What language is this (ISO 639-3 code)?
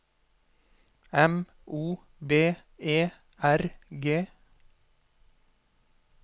nor